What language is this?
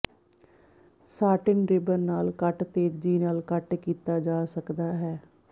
Punjabi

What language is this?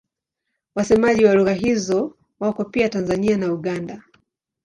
Swahili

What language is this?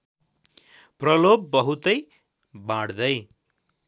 Nepali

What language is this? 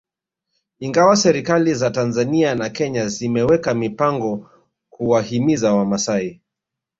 Swahili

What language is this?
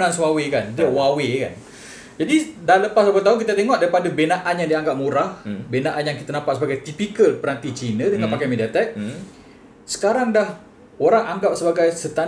Malay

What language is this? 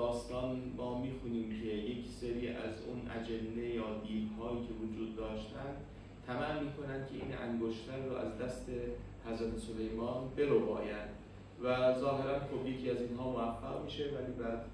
Persian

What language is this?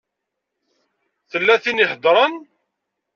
Kabyle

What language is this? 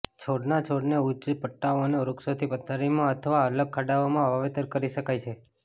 Gujarati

